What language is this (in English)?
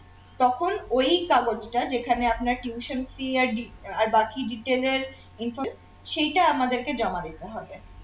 Bangla